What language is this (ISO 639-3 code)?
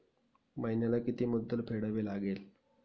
mar